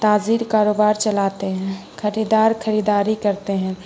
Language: Urdu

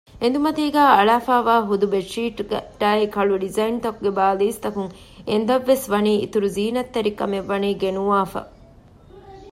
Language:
Divehi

